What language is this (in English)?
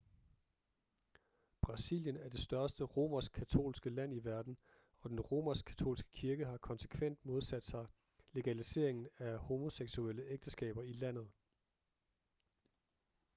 Danish